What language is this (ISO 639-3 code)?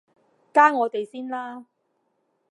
yue